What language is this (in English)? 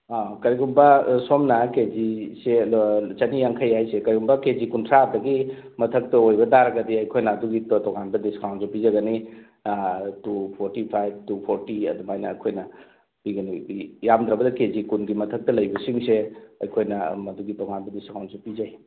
Manipuri